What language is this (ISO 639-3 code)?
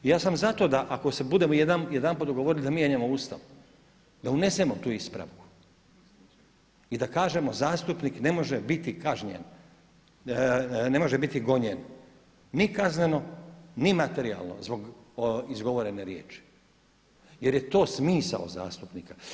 hrv